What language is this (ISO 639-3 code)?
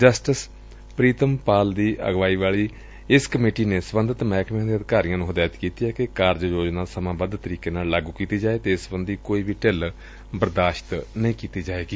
pan